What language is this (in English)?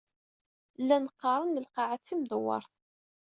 Kabyle